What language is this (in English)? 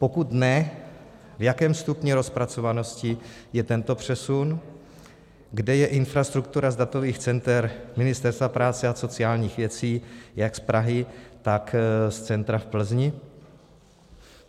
Czech